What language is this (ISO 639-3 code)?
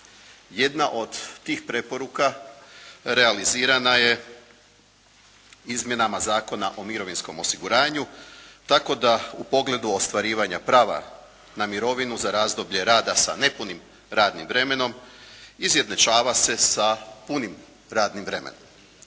hrv